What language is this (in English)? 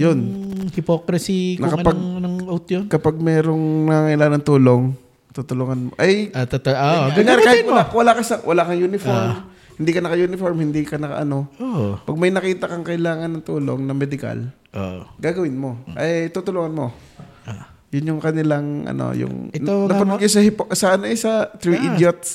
Filipino